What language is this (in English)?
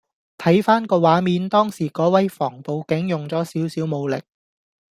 Cantonese